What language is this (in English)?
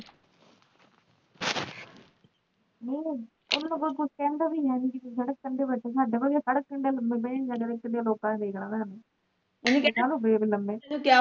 Punjabi